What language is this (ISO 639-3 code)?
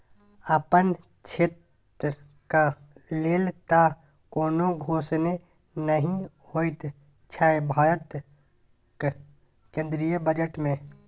mai